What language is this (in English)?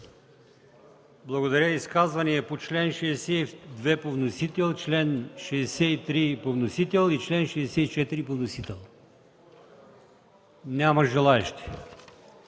Bulgarian